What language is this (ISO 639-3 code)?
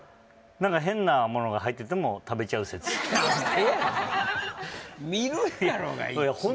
jpn